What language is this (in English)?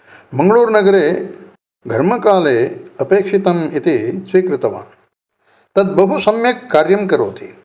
Sanskrit